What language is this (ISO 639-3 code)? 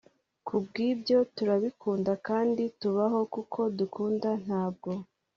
kin